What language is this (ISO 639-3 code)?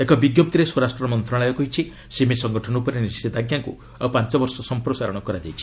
ori